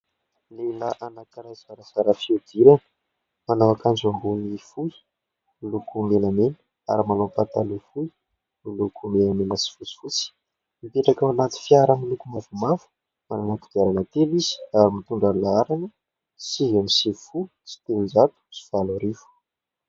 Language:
Malagasy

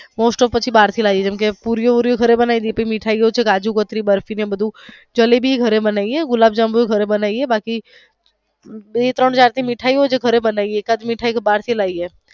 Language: Gujarati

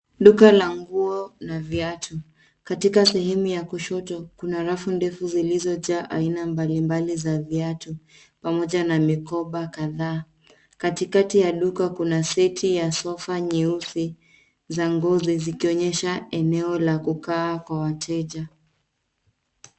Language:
Swahili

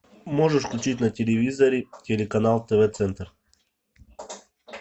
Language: Russian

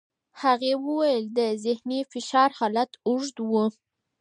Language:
Pashto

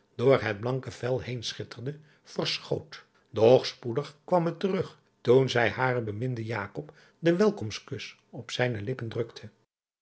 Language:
Dutch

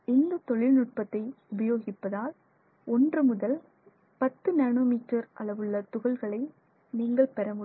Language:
Tamil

